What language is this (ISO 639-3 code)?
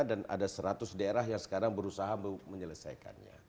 ind